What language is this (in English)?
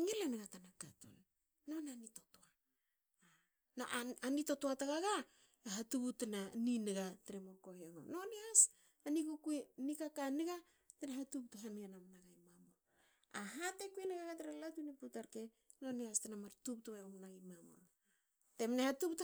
Hakö